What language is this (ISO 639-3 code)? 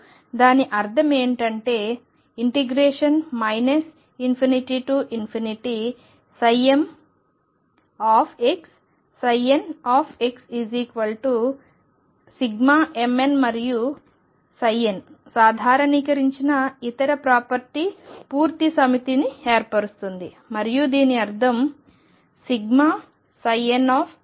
tel